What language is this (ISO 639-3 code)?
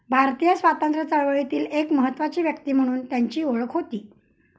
mar